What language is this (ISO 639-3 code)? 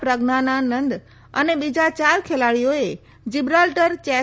guj